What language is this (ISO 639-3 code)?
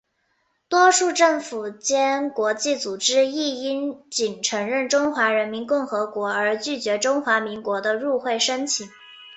zho